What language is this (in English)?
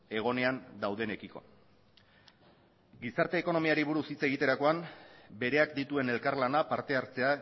Basque